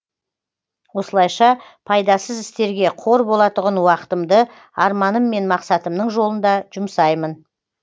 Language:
Kazakh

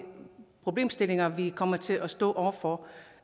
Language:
Danish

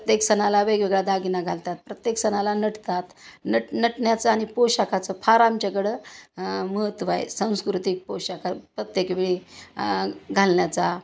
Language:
Marathi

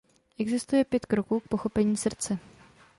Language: Czech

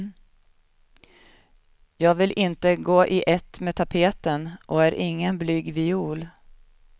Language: Swedish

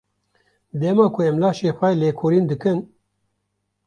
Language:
Kurdish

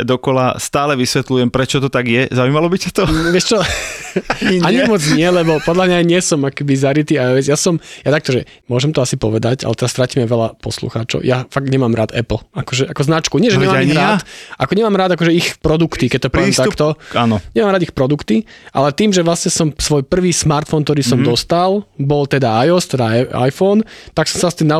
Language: Slovak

